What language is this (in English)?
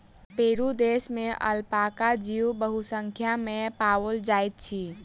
Maithili